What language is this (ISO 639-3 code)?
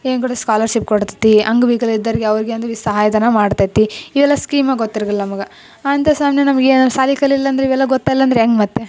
kan